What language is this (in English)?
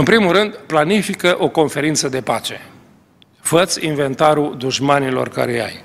Romanian